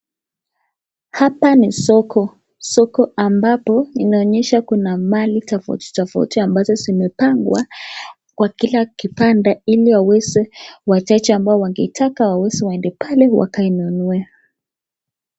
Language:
Swahili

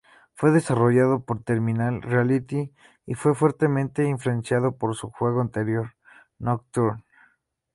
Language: Spanish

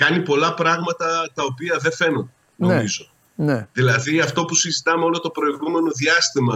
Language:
Greek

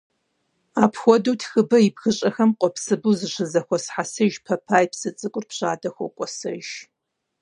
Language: Kabardian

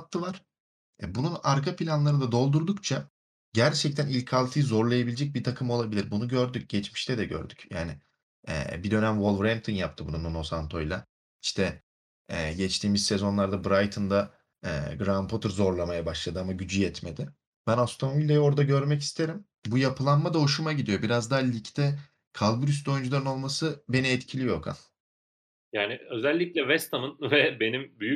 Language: Turkish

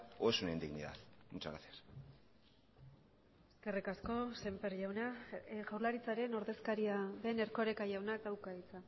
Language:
Basque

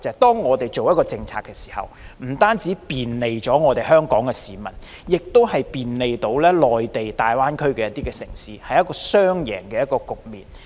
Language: Cantonese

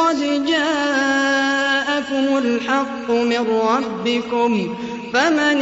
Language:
Arabic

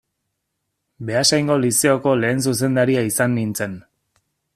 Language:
Basque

